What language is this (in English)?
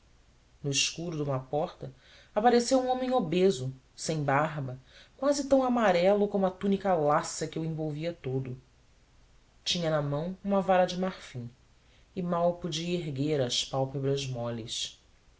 Portuguese